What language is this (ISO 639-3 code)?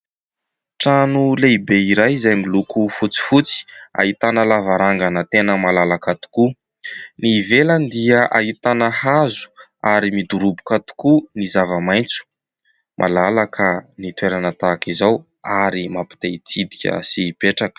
mlg